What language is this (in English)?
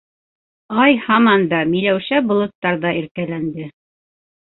Bashkir